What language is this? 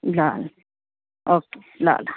Nepali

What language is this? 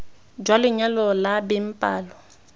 Tswana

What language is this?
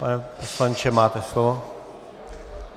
Czech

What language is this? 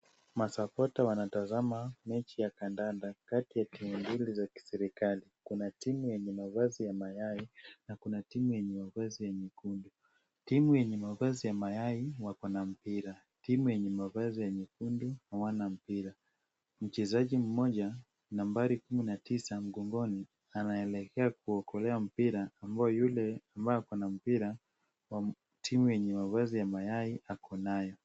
Swahili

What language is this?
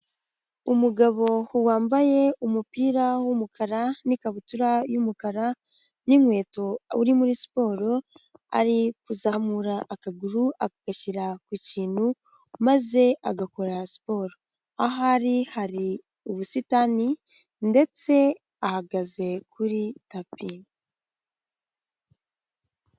Kinyarwanda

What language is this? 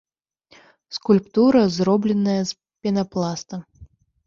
Belarusian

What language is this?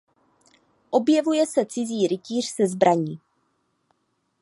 Czech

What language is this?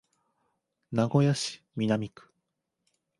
Japanese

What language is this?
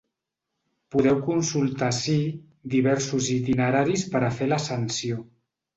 Catalan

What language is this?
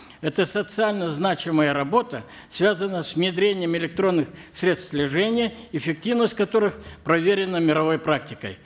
Kazakh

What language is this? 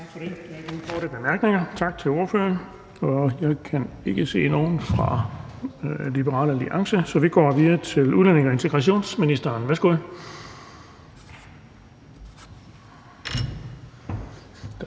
Danish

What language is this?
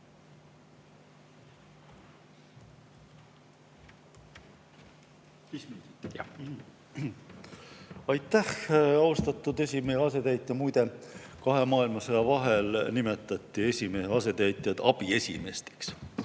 Estonian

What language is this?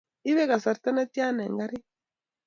Kalenjin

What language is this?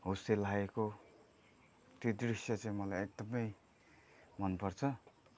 Nepali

